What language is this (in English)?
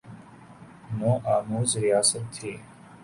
Urdu